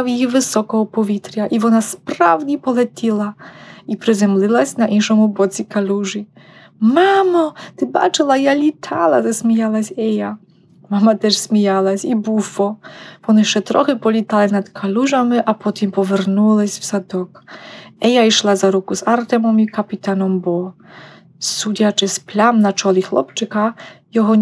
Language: Ukrainian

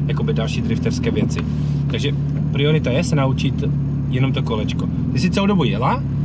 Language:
Czech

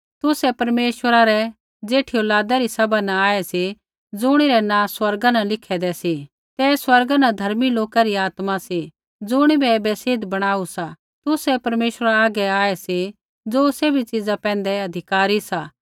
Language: Kullu Pahari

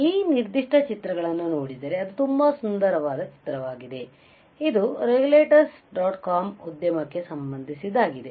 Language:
Kannada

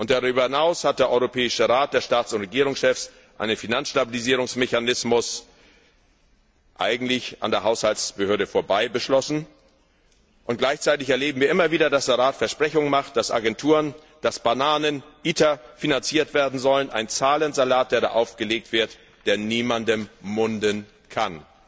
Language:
German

